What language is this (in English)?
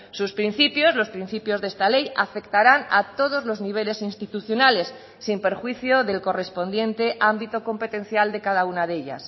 Spanish